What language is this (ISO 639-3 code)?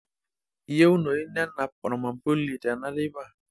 mas